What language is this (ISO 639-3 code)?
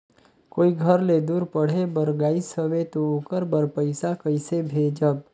hne